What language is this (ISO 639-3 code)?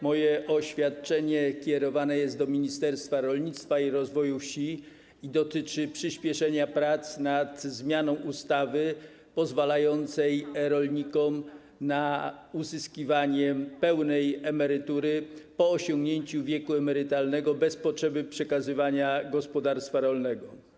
pol